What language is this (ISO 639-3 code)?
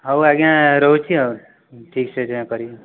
ori